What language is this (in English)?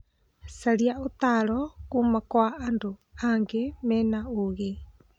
Kikuyu